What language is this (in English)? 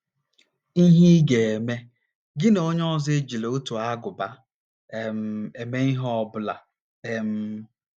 Igbo